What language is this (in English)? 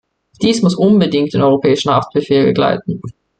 German